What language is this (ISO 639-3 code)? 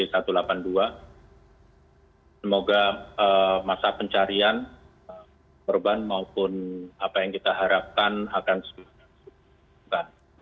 ind